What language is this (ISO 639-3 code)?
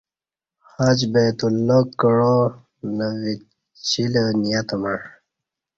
bsh